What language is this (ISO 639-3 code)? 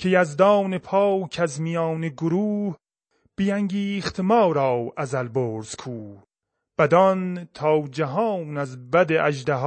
fas